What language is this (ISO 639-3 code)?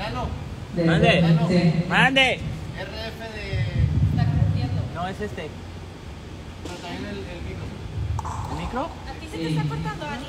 spa